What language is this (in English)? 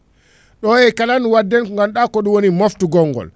Fula